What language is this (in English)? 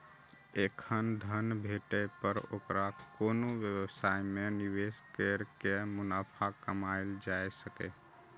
Maithili